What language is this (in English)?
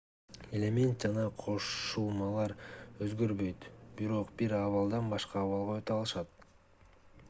Kyrgyz